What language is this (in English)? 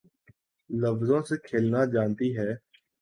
Urdu